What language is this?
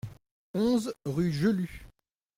French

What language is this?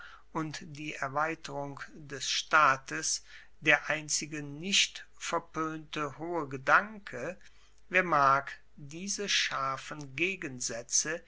German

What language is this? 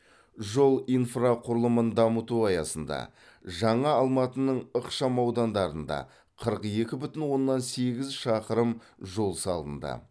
Kazakh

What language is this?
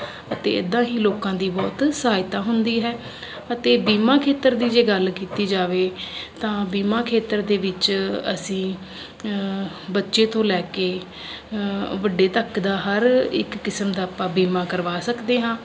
Punjabi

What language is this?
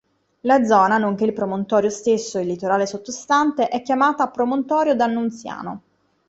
Italian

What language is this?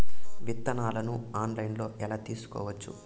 Telugu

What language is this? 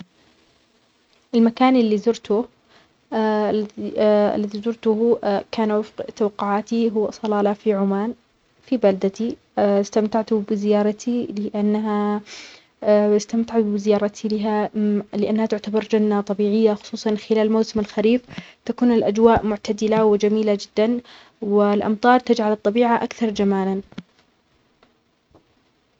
Omani Arabic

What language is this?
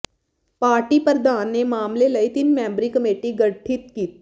Punjabi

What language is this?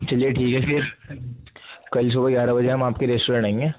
Urdu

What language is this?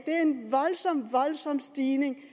Danish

